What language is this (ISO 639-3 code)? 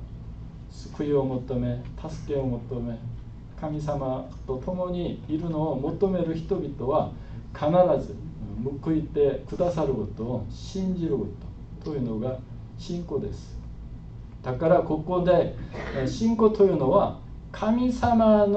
jpn